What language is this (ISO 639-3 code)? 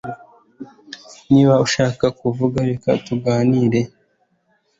kin